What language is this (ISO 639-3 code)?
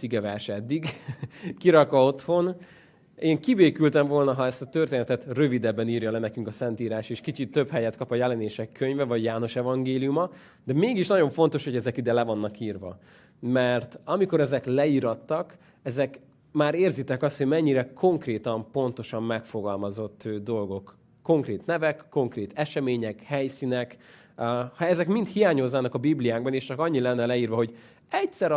hun